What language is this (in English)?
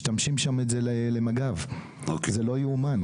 Hebrew